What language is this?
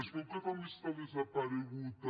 Catalan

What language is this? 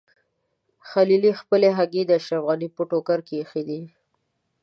Pashto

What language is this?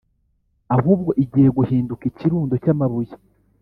Kinyarwanda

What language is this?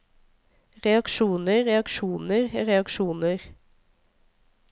Norwegian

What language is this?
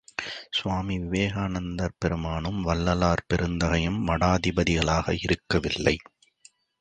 Tamil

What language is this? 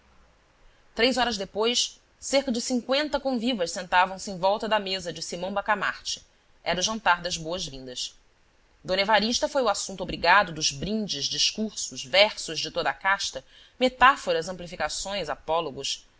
Portuguese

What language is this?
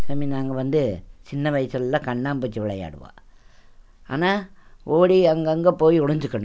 Tamil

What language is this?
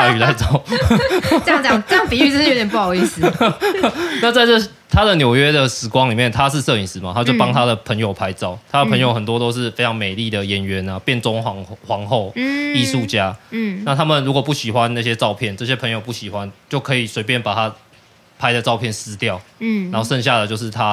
Chinese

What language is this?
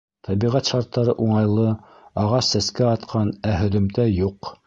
Bashkir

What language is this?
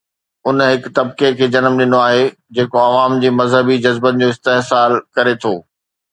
Sindhi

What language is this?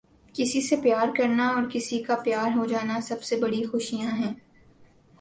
Urdu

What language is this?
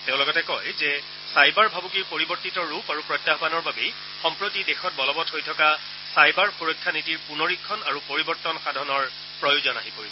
Assamese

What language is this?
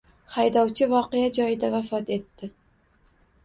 Uzbek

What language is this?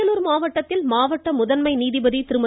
Tamil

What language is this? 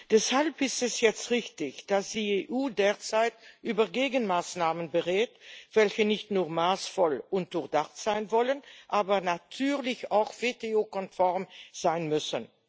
German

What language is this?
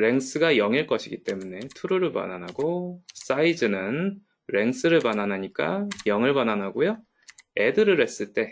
Korean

